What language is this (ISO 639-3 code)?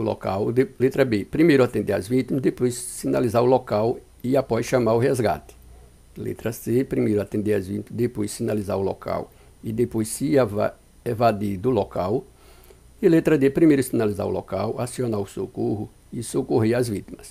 por